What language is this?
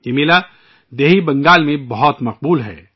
Urdu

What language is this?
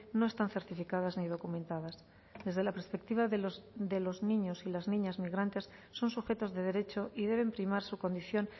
Spanish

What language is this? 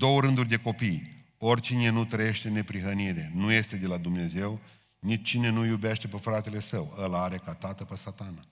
Romanian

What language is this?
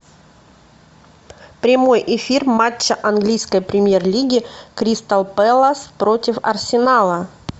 Russian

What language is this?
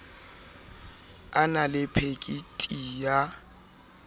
Southern Sotho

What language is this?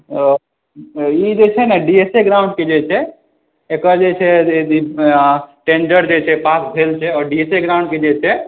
Maithili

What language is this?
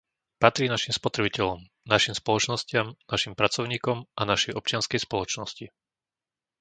Slovak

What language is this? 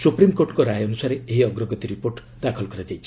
Odia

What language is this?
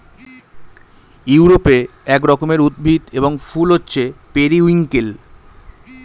Bangla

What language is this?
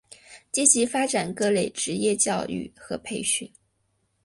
Chinese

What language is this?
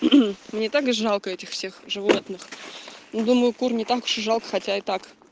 Russian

